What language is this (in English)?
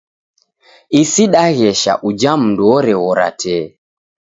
Taita